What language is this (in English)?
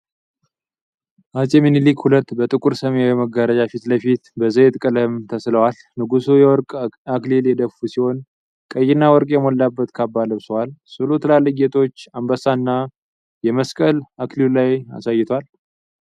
Amharic